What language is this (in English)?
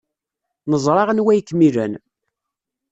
Kabyle